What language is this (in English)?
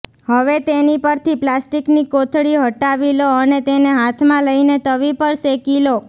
Gujarati